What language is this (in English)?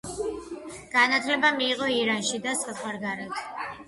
Georgian